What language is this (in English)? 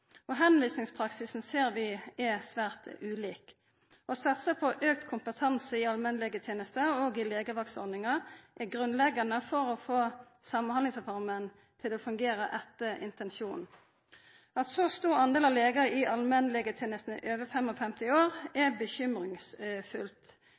Norwegian Nynorsk